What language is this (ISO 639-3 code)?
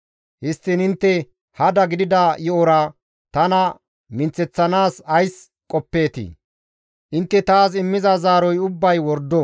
gmv